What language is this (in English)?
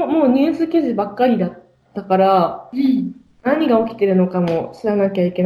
Japanese